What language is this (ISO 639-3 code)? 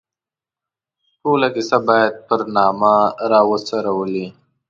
pus